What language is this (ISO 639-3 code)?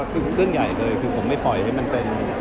tha